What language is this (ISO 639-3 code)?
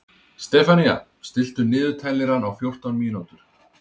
isl